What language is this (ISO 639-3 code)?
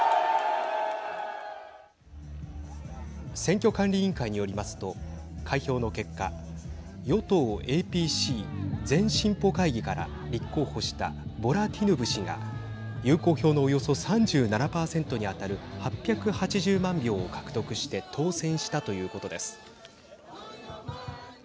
jpn